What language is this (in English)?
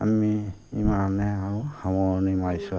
Assamese